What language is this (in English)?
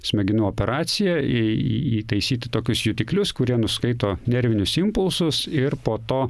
Lithuanian